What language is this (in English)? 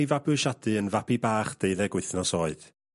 Welsh